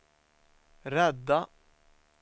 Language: Swedish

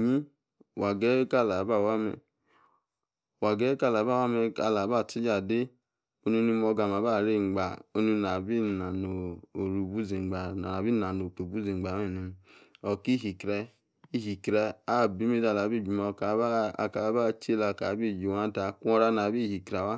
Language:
Yace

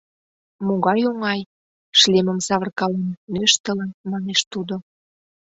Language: Mari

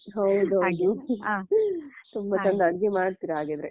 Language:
Kannada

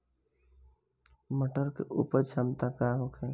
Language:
Bhojpuri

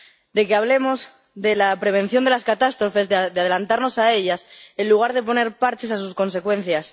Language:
Spanish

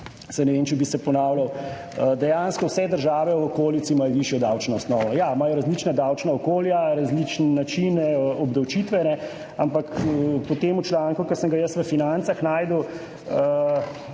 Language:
Slovenian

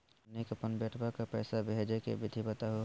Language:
Magahi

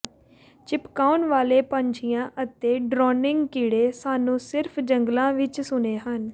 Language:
Punjabi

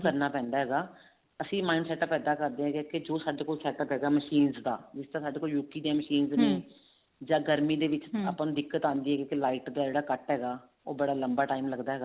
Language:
Punjabi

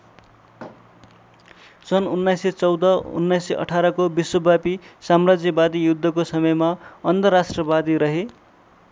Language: Nepali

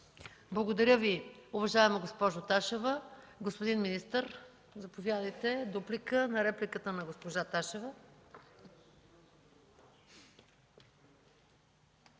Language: Bulgarian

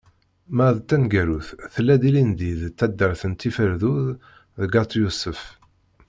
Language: Kabyle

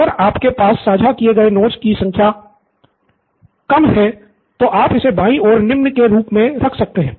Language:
Hindi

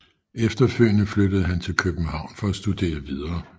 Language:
Danish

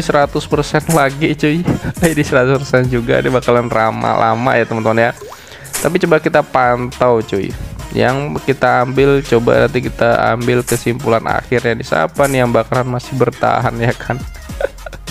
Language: Indonesian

